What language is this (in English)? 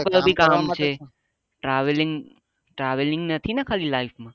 Gujarati